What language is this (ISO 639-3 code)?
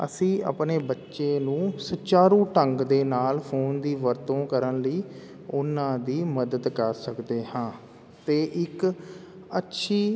pan